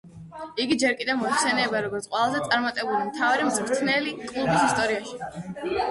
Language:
Georgian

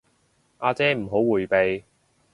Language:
Cantonese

